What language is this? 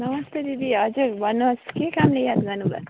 Nepali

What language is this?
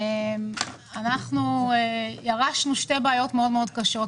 Hebrew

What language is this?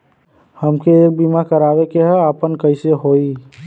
Bhojpuri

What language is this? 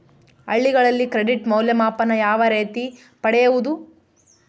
Kannada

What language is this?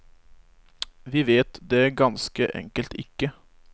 Norwegian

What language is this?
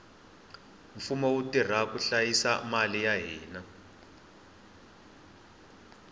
Tsonga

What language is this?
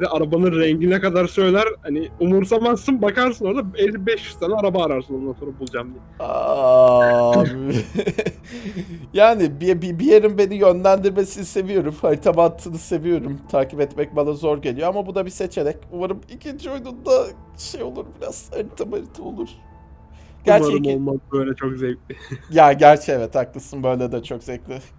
Turkish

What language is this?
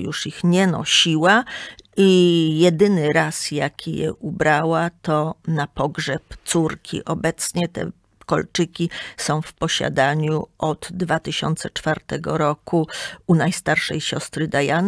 Polish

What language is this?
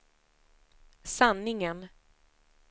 Swedish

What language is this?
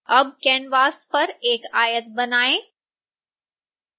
Hindi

